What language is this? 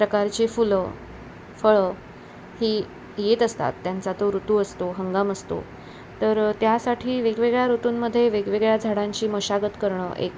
Marathi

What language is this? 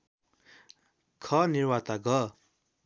Nepali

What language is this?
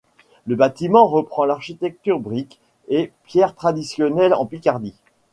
French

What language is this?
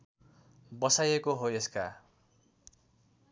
Nepali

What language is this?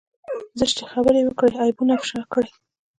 Pashto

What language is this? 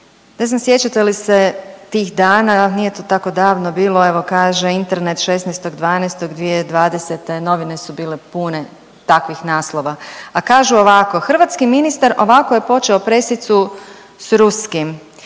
Croatian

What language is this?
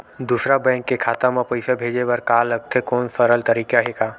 Chhattisgarhi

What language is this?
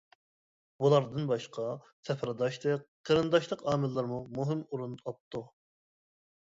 Uyghur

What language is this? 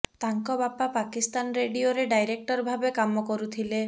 Odia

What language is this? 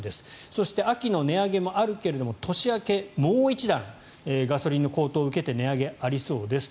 Japanese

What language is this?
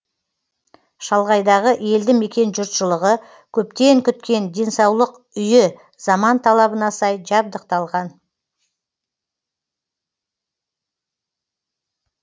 Kazakh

